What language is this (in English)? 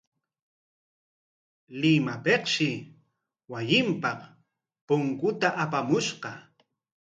Corongo Ancash Quechua